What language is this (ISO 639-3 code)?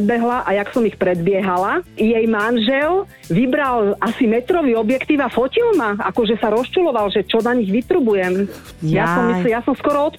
slk